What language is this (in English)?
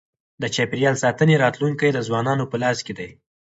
Pashto